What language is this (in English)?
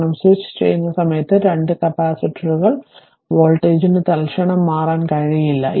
Malayalam